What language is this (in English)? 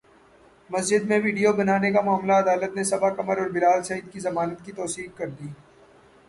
Urdu